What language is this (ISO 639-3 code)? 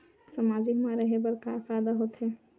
hne